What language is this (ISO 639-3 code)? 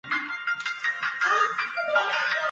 zho